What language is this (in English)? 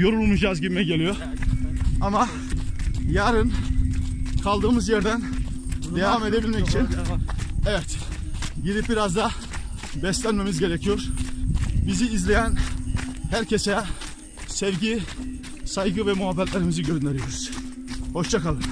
Turkish